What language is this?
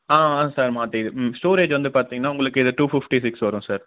Tamil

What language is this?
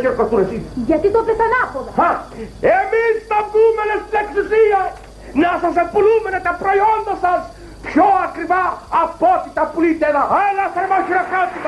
Greek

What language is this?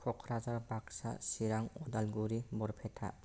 Bodo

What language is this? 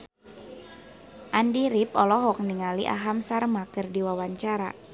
Sundanese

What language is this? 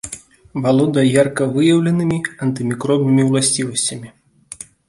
Belarusian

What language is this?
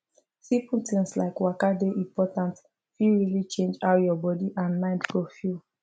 Nigerian Pidgin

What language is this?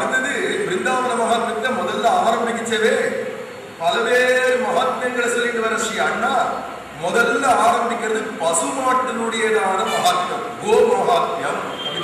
Arabic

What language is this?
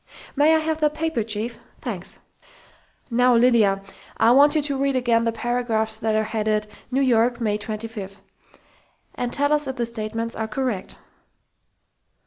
English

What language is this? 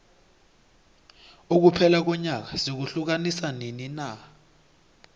South Ndebele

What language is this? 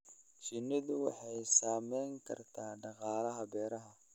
Somali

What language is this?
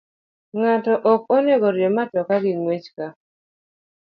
Luo (Kenya and Tanzania)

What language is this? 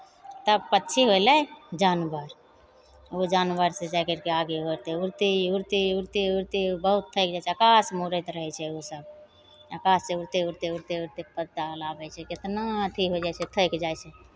Maithili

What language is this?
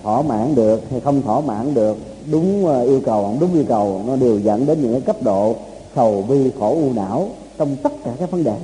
Vietnamese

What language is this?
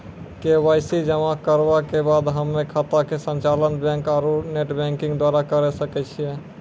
Maithili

